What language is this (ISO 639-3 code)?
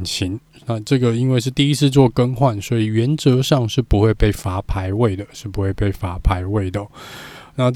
zho